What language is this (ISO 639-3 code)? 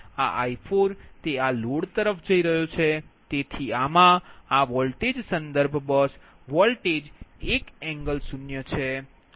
guj